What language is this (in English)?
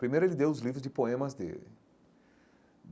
Portuguese